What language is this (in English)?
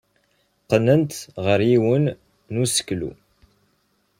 Kabyle